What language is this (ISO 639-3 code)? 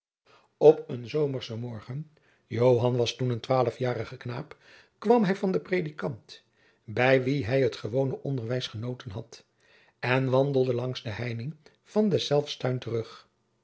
nld